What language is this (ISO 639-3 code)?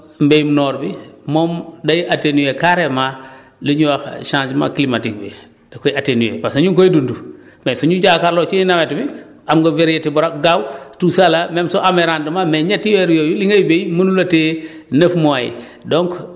wol